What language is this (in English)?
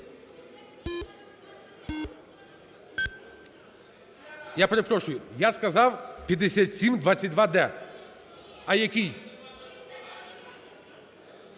Ukrainian